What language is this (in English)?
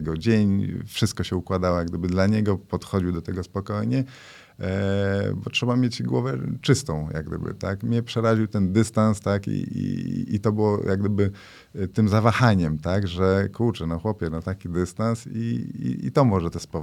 Polish